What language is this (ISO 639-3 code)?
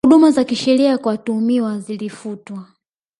swa